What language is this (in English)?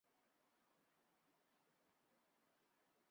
Chinese